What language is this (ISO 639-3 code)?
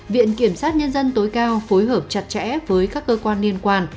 vie